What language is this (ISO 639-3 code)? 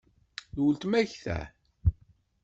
kab